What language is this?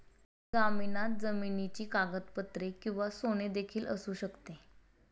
Marathi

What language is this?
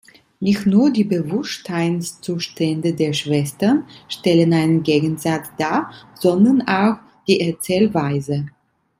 German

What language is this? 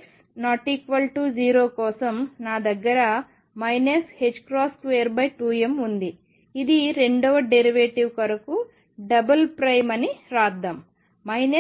Telugu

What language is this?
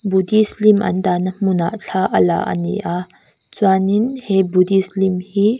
Mizo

